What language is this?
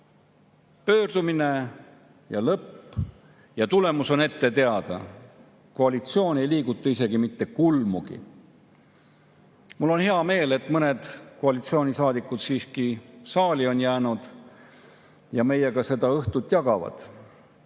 Estonian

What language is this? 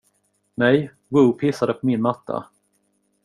Swedish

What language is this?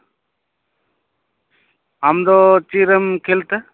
Santali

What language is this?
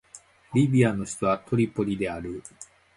Japanese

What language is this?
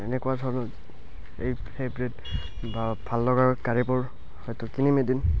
Assamese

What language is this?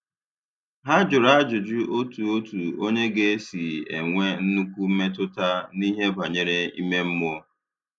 Igbo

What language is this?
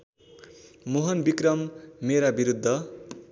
Nepali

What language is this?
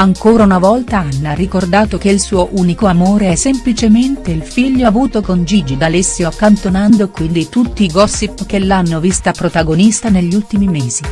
Italian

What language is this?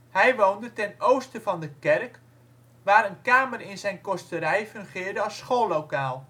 Dutch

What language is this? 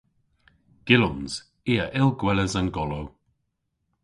Cornish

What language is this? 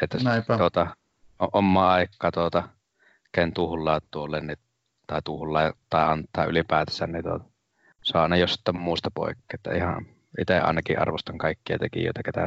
Finnish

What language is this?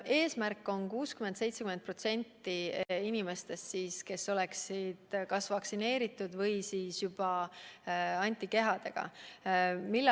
Estonian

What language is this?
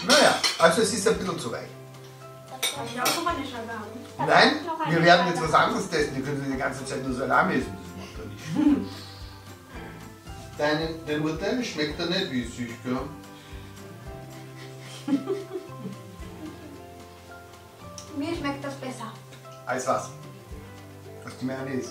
German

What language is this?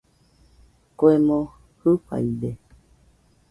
Nüpode Huitoto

